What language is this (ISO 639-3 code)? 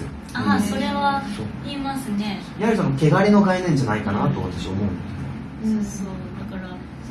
jpn